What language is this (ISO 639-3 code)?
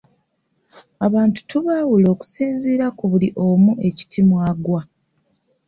lug